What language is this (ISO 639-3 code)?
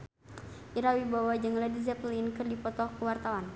sun